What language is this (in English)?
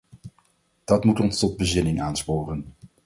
Dutch